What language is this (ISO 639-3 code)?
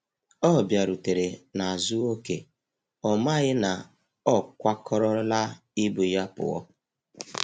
ibo